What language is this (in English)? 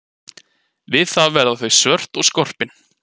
Icelandic